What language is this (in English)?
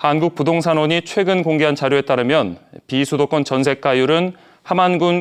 Korean